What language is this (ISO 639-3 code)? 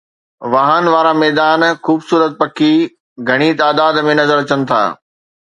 snd